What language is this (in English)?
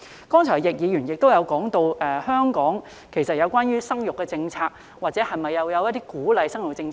Cantonese